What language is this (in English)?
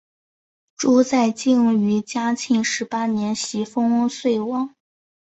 Chinese